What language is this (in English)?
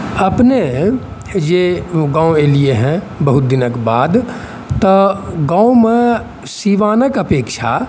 Maithili